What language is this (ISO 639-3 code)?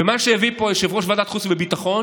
heb